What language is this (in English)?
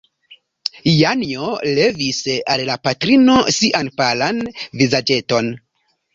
Esperanto